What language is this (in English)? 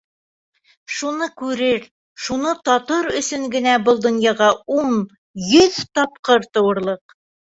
Bashkir